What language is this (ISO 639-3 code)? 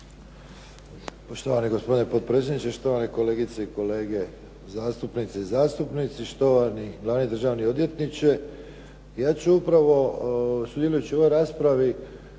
hrv